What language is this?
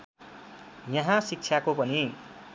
Nepali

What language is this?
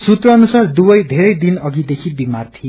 Nepali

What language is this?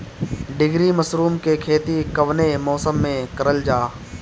Bhojpuri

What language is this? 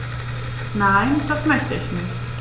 German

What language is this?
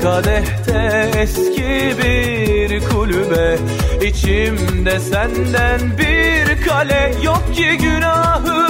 Turkish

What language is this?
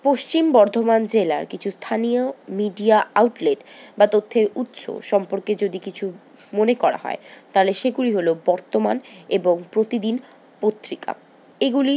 Bangla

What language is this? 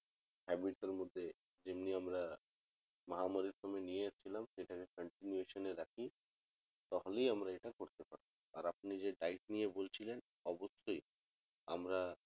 Bangla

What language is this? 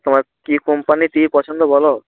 Bangla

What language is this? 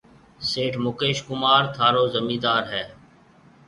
Marwari (Pakistan)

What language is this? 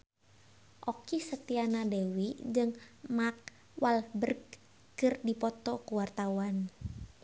Sundanese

